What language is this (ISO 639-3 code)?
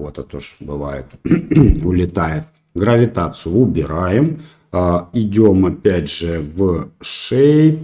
rus